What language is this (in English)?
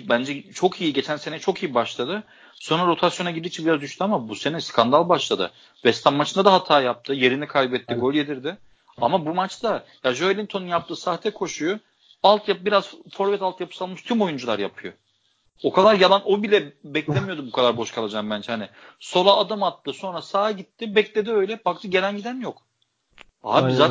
Turkish